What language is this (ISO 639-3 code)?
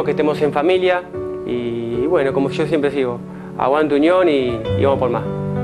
spa